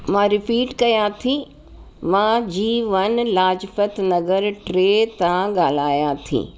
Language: Sindhi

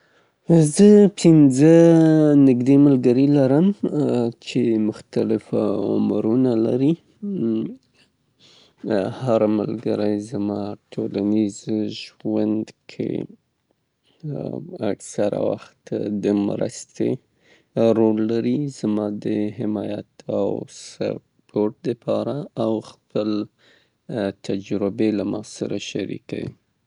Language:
Southern Pashto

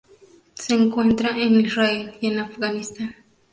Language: Spanish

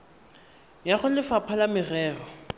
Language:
Tswana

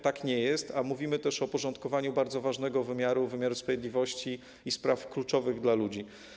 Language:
Polish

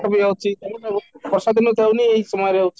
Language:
Odia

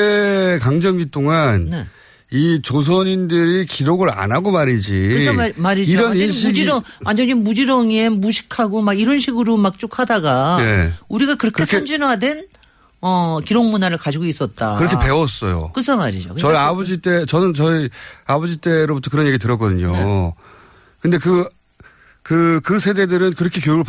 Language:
Korean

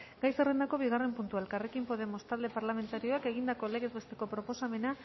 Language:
Basque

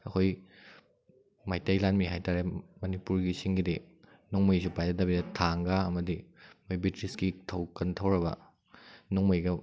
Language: Manipuri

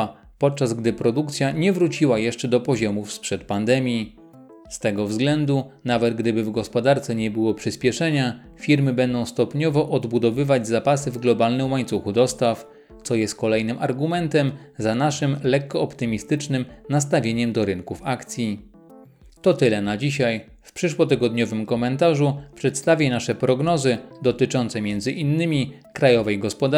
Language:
Polish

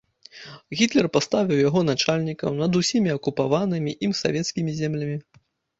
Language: Belarusian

